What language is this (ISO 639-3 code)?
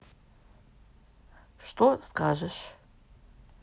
rus